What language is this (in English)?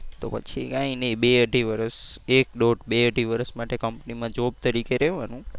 Gujarati